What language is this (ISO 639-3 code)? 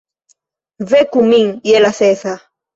epo